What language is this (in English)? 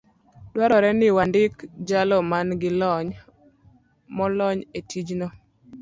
Luo (Kenya and Tanzania)